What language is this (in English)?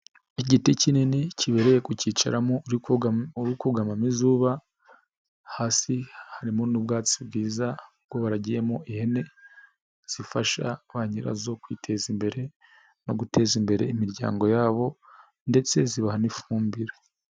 Kinyarwanda